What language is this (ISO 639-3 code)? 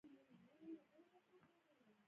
pus